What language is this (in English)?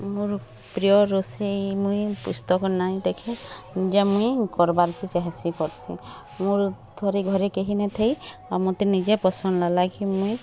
Odia